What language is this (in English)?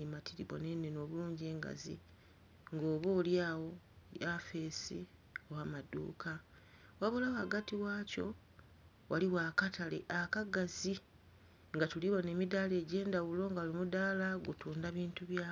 Soga